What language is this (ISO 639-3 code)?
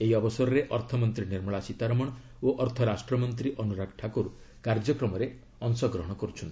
ori